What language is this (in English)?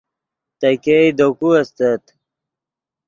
Yidgha